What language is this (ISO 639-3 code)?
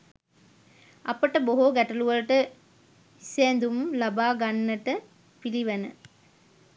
sin